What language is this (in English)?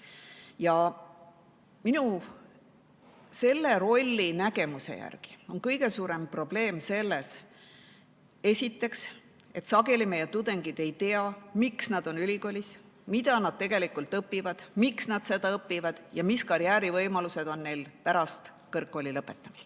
Estonian